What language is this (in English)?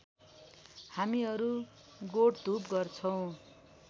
Nepali